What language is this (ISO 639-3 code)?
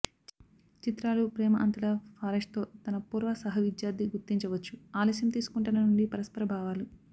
tel